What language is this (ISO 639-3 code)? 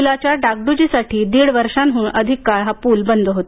mar